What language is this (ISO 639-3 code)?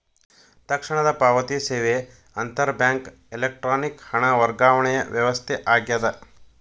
kan